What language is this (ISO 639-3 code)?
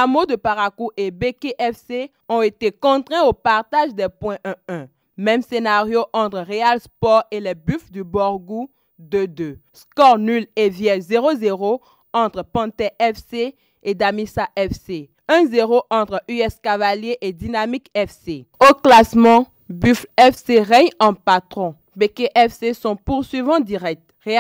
fra